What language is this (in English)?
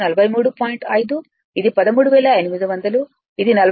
Telugu